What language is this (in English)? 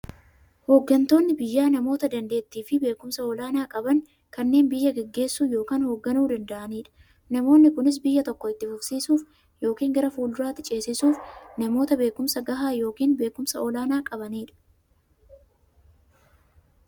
Oromo